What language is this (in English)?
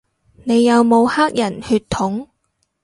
Cantonese